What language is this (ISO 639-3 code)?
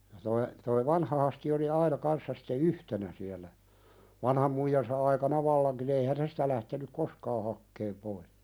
fin